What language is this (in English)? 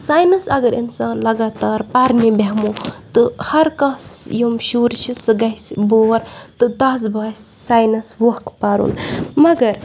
Kashmiri